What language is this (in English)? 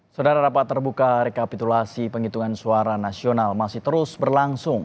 Indonesian